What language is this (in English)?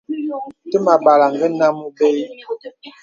Bebele